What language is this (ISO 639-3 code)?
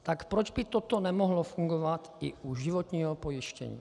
ces